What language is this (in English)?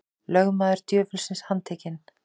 Icelandic